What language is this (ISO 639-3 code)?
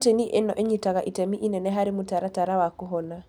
kik